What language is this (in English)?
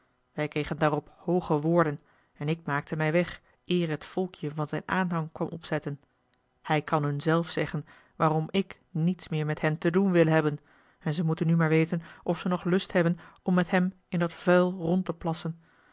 Dutch